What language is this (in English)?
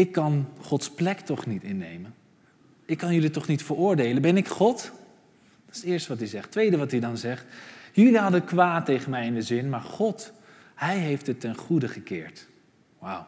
Dutch